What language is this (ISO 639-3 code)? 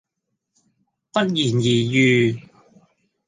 yue